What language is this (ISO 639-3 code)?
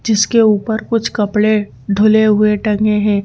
hin